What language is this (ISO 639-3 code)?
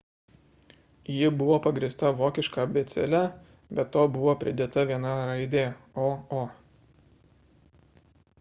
lit